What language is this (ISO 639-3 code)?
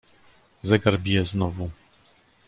pol